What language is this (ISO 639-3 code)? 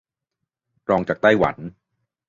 tha